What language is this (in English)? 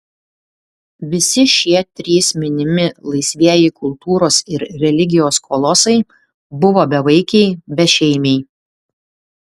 Lithuanian